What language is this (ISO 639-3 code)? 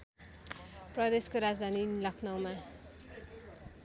nep